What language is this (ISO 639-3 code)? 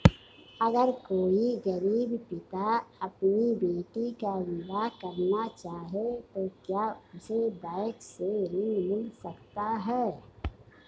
hin